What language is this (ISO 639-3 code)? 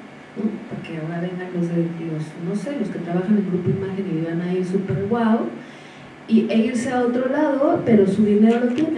spa